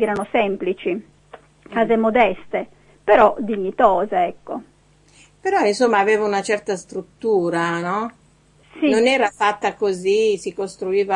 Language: Italian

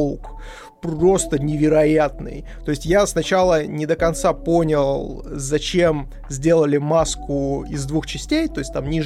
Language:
Russian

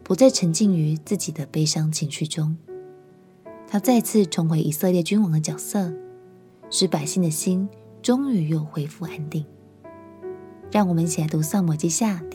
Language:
Chinese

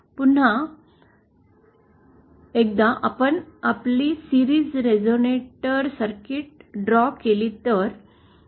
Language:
Marathi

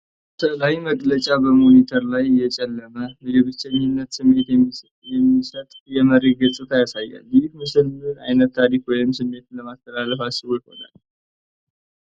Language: Amharic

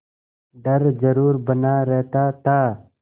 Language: Hindi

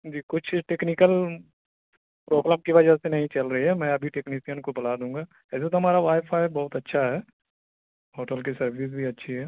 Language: Urdu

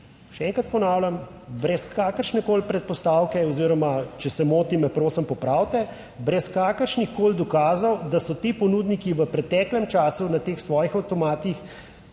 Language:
Slovenian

